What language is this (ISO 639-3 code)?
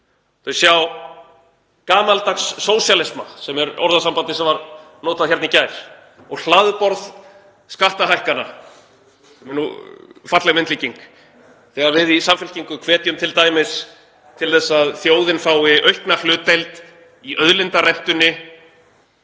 isl